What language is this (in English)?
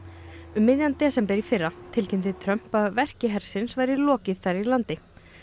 Icelandic